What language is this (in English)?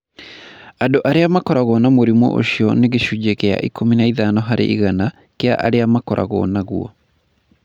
Kikuyu